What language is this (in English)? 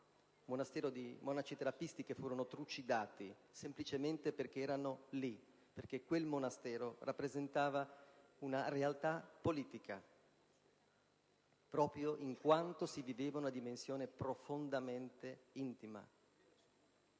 Italian